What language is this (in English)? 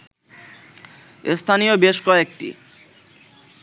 Bangla